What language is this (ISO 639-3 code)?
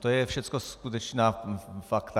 ces